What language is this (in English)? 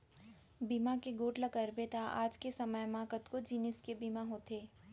Chhattisgarhi